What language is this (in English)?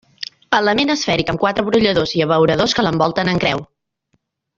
Catalan